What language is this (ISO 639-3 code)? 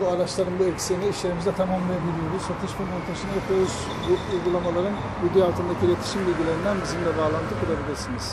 tur